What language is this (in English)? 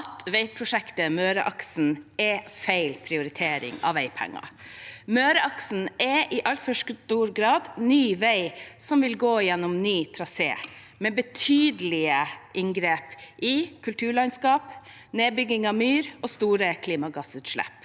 Norwegian